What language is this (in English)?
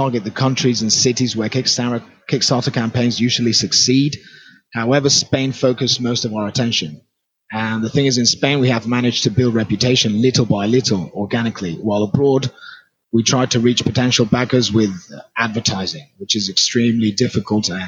English